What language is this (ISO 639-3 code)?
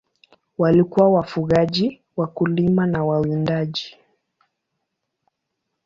swa